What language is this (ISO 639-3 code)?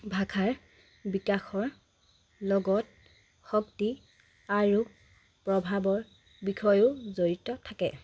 asm